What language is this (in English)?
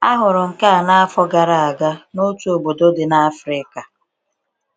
Igbo